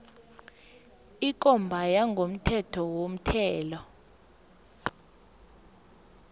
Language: South Ndebele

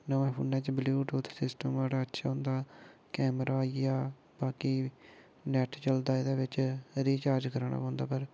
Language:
Dogri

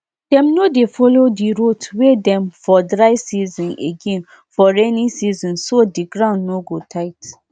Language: Nigerian Pidgin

